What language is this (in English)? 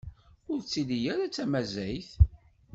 Kabyle